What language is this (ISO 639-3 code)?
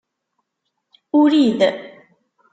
kab